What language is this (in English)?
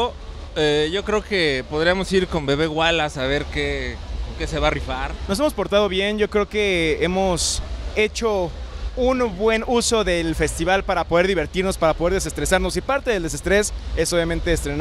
Spanish